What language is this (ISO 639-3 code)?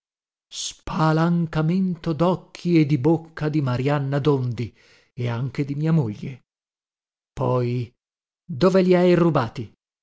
ita